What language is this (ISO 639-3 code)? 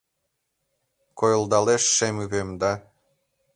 chm